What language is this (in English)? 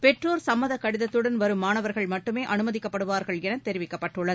Tamil